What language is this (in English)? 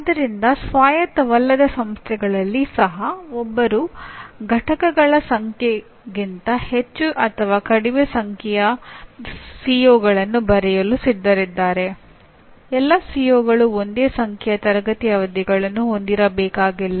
Kannada